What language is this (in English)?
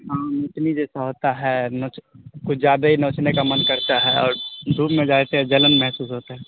Urdu